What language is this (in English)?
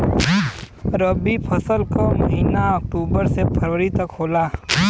Bhojpuri